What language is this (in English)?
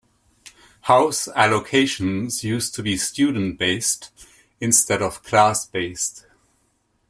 English